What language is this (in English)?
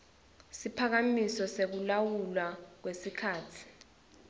Swati